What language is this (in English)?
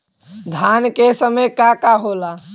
Bhojpuri